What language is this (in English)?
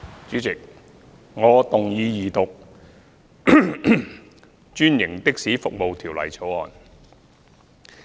Cantonese